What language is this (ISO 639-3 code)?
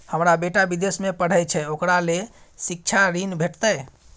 mai